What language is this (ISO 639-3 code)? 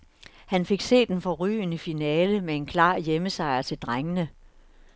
dan